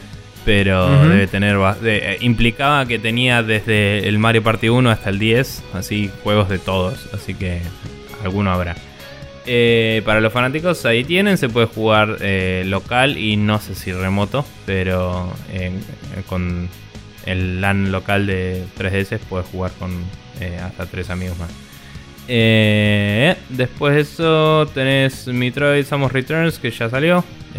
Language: Spanish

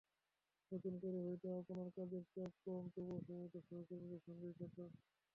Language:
Bangla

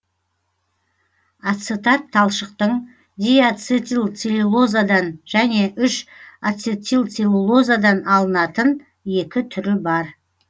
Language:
Kazakh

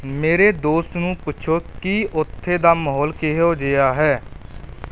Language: Punjabi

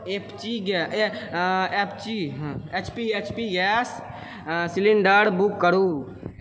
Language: Maithili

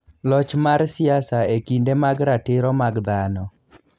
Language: Luo (Kenya and Tanzania)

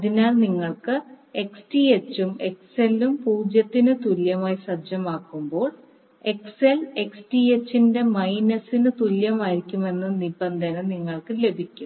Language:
Malayalam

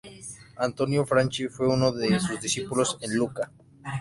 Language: Spanish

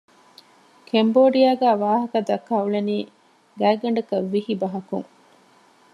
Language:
Divehi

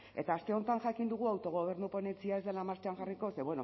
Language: Basque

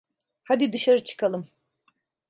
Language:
Turkish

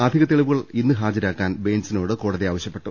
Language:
Malayalam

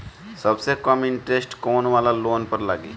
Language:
Bhojpuri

